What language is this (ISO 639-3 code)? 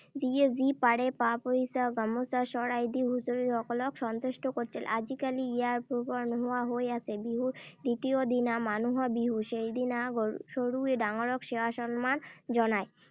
asm